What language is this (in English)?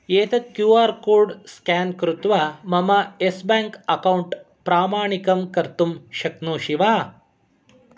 Sanskrit